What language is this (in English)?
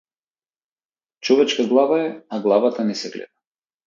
Macedonian